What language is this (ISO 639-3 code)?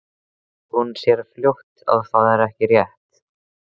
isl